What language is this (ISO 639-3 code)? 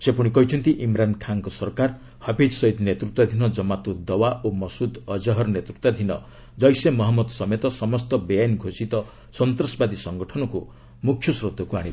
ori